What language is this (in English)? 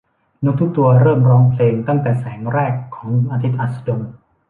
Thai